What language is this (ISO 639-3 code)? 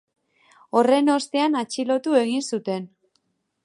eus